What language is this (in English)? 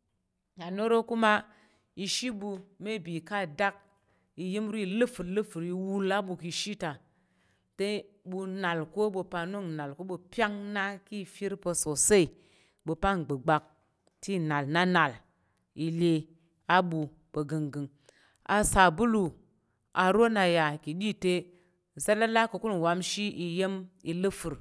Tarok